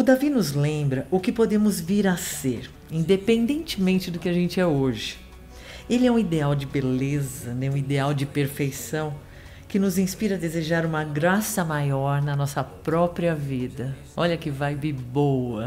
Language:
Portuguese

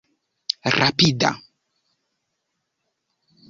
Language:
Esperanto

